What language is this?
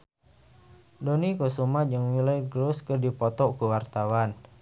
Sundanese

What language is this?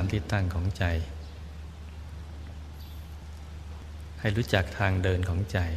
Thai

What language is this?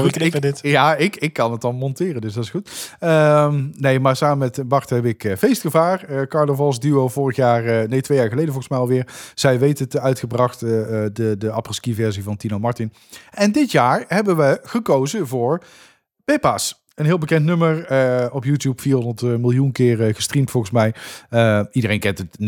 Dutch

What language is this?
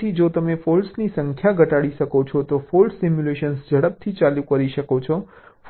Gujarati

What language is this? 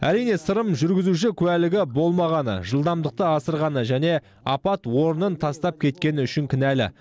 Kazakh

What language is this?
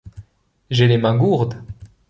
French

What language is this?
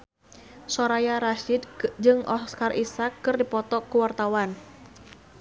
Sundanese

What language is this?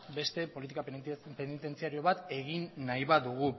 Basque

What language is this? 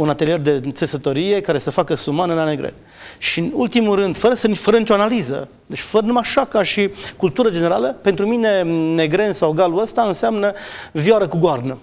Romanian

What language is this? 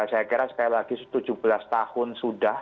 Indonesian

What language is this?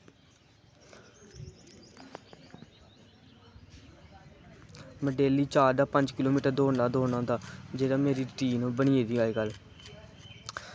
Dogri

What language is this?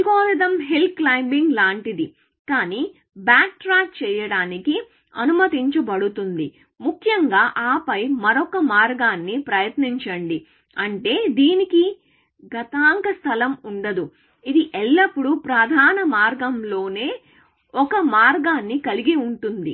Telugu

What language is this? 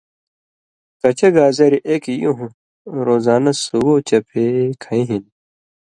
Indus Kohistani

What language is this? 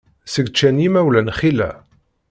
Kabyle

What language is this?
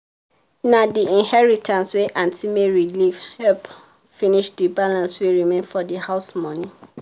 Nigerian Pidgin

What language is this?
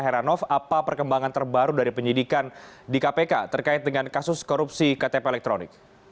Indonesian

